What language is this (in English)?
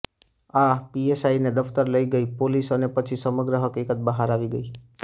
Gujarati